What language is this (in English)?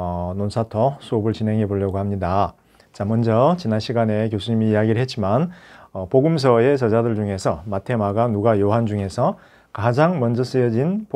Korean